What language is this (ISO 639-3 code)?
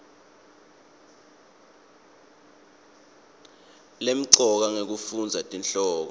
ssw